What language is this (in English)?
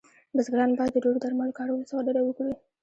Pashto